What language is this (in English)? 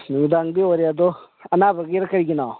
Manipuri